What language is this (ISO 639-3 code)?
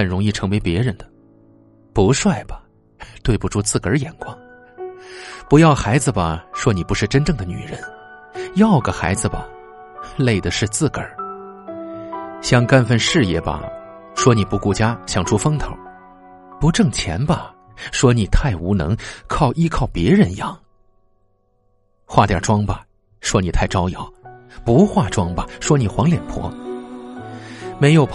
zho